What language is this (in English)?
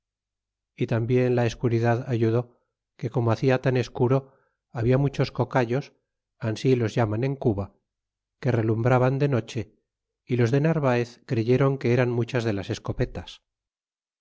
Spanish